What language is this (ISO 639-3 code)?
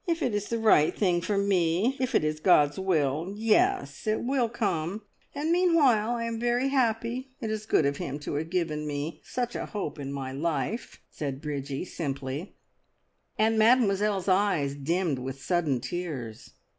eng